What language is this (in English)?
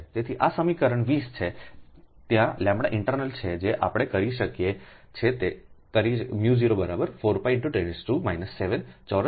Gujarati